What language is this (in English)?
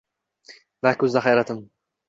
Uzbek